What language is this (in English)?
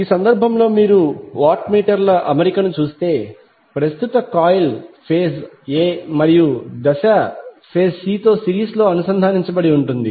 Telugu